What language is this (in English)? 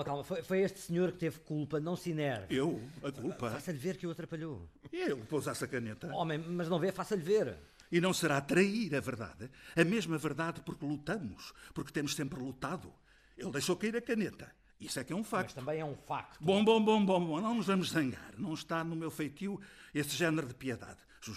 Portuguese